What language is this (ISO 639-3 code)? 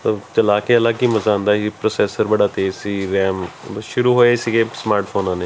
pan